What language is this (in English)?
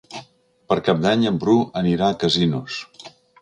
Catalan